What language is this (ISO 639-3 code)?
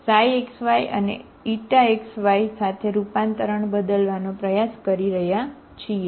guj